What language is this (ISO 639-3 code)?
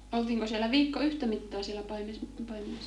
fin